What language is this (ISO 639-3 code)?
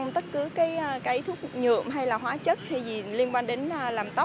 vie